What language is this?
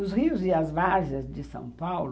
Portuguese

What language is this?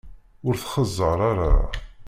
Kabyle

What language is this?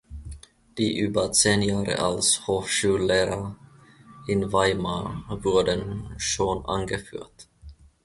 German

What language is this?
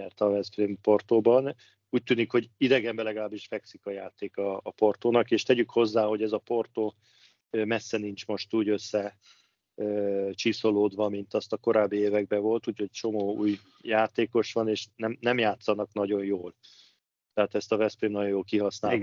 Hungarian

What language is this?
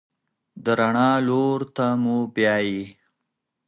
Pashto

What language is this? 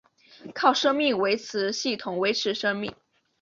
Chinese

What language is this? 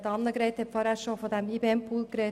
Swiss German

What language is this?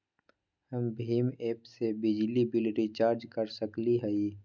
Magahi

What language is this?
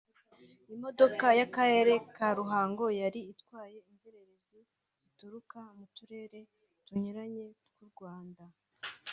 Kinyarwanda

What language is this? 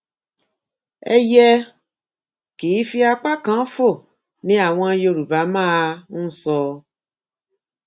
Yoruba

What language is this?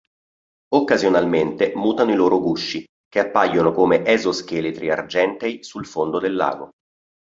Italian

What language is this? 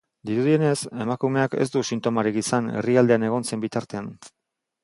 Basque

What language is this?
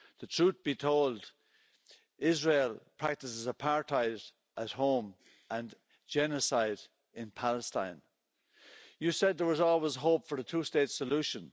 English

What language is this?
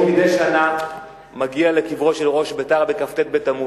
Hebrew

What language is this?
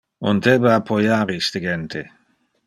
Interlingua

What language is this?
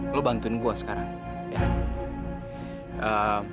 Indonesian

